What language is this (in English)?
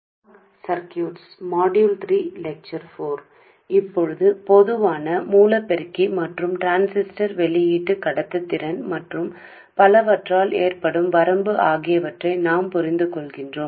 Telugu